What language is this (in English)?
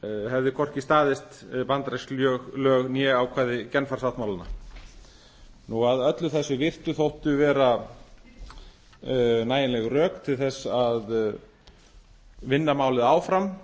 Icelandic